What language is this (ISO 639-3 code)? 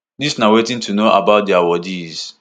pcm